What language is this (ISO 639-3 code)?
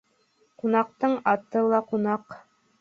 bak